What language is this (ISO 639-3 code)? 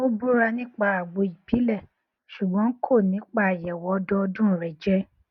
yor